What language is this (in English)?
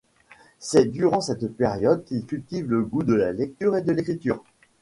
French